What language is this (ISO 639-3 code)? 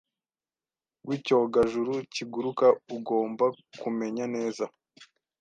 kin